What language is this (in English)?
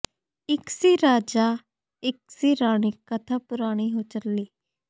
Punjabi